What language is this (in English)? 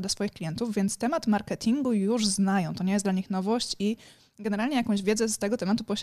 Polish